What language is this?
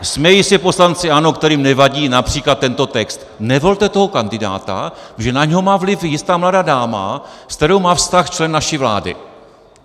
Czech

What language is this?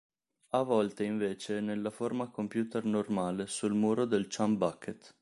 Italian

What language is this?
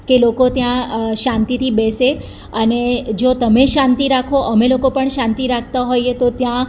Gujarati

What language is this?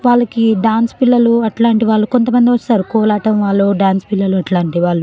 Telugu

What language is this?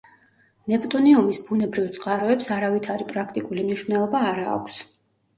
Georgian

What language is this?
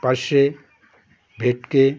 Bangla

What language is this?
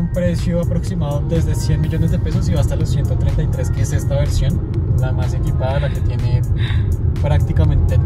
Spanish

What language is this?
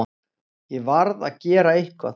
Icelandic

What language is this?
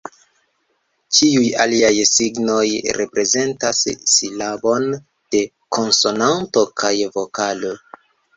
Esperanto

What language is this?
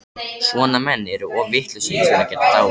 Icelandic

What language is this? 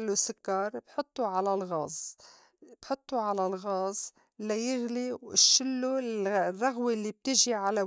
North Levantine Arabic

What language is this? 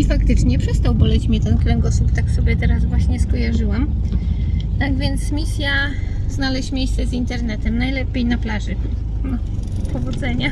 Polish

